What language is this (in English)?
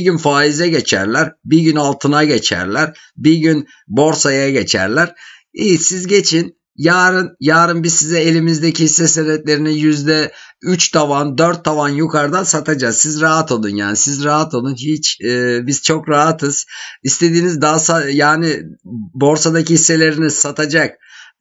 Turkish